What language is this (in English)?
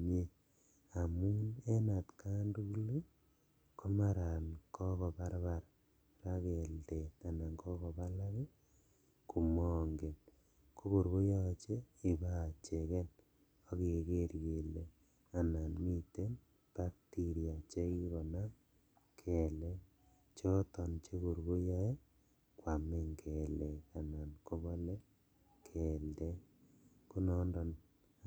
Kalenjin